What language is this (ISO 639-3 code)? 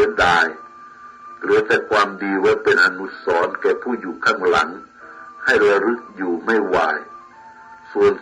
tha